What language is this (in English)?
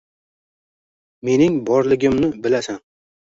Uzbek